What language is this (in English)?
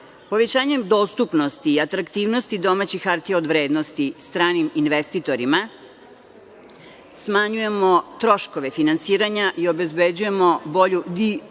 Serbian